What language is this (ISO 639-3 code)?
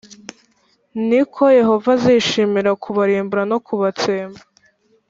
kin